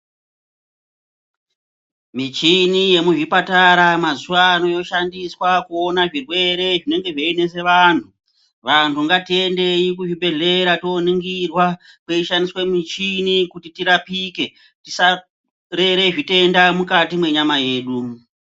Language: Ndau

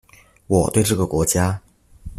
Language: Chinese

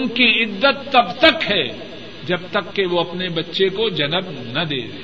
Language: Urdu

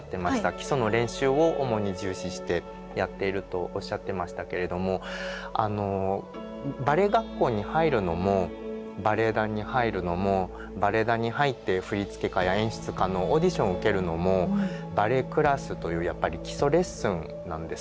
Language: Japanese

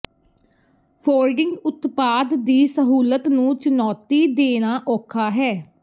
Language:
Punjabi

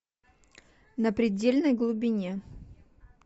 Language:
Russian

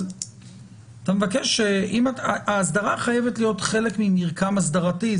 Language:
Hebrew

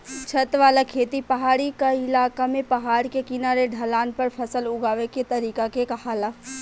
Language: Bhojpuri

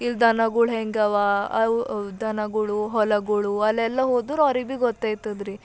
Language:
Kannada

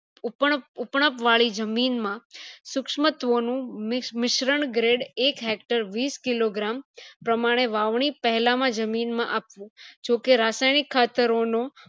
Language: Gujarati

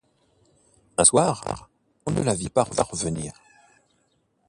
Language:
French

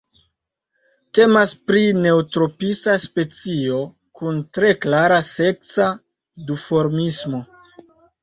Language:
Esperanto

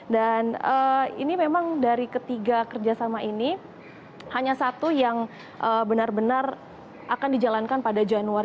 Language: Indonesian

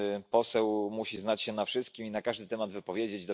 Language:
Polish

